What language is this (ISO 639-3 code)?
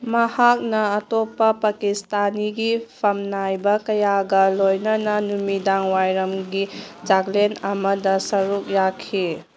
mni